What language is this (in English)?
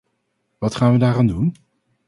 Dutch